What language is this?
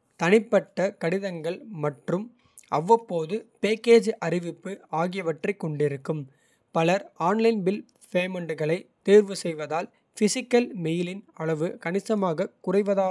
Kota (India)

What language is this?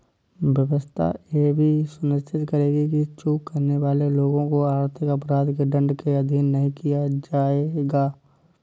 Hindi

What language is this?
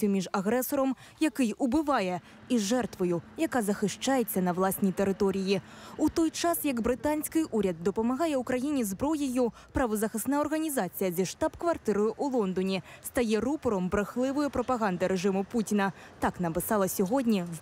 Ukrainian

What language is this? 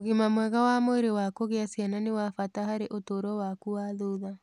Kikuyu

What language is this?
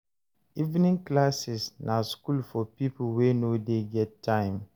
Nigerian Pidgin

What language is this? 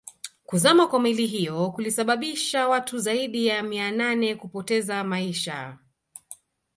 Swahili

